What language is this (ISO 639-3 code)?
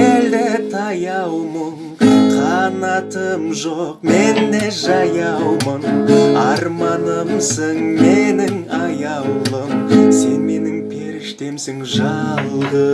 kaz